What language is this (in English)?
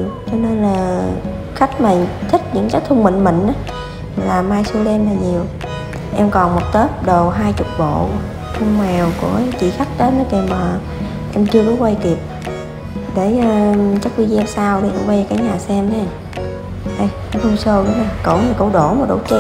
Vietnamese